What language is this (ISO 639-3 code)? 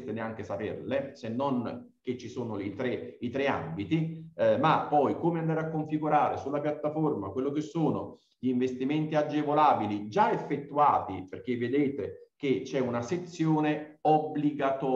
ita